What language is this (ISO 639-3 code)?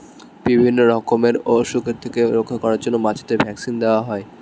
ben